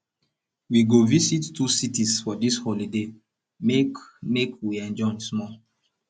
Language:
Nigerian Pidgin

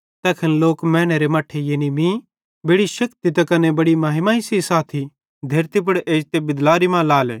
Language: Bhadrawahi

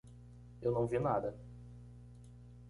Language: Portuguese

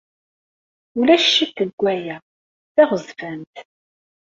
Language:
Kabyle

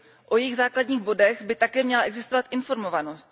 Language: Czech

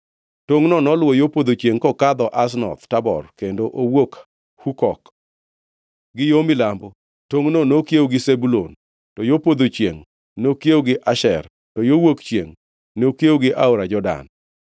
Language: Luo (Kenya and Tanzania)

